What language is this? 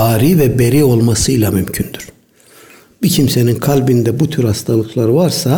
Turkish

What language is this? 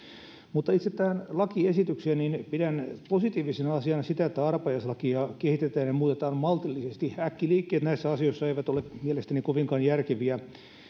Finnish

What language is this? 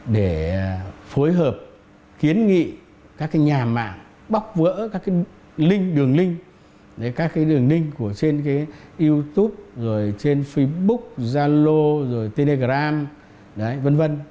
Vietnamese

